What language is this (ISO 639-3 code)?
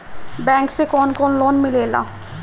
bho